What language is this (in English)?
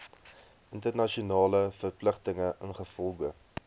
Afrikaans